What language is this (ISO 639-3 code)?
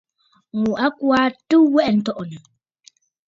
bfd